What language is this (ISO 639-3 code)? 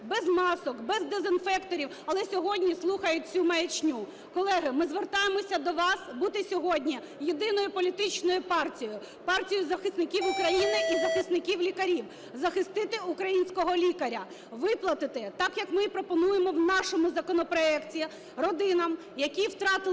ukr